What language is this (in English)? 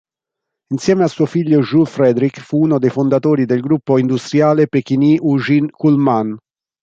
Italian